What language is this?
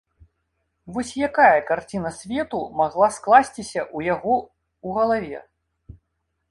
Belarusian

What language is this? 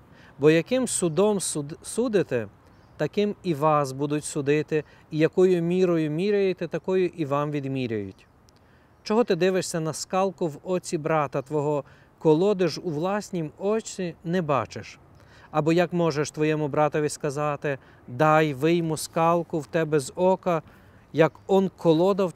Ukrainian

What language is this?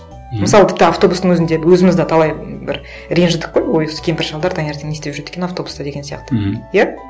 Kazakh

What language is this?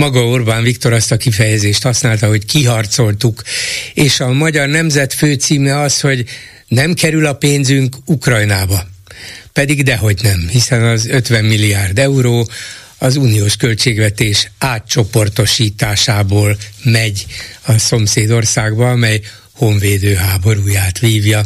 Hungarian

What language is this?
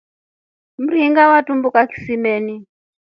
Rombo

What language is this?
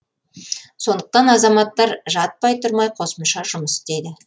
Kazakh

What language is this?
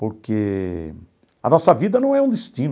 Portuguese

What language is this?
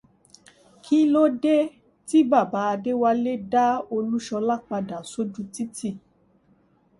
Yoruba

